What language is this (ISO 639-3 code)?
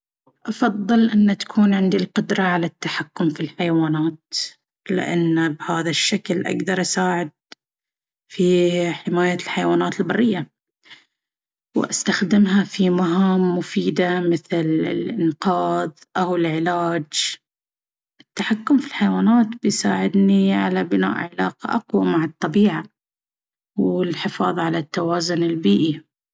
abv